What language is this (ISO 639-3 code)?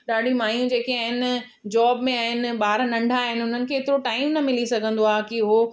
snd